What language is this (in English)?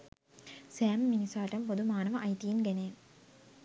Sinhala